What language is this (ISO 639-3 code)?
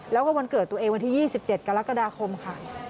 tha